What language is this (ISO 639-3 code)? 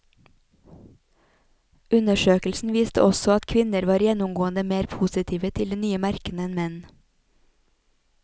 nor